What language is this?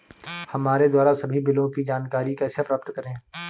Hindi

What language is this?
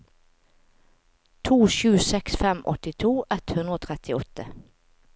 Norwegian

